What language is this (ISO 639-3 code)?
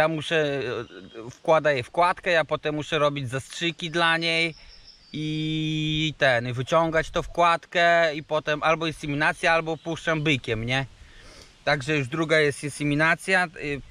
pol